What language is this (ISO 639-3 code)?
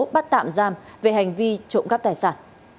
vie